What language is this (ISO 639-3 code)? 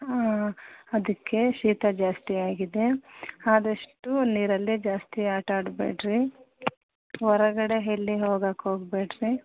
kan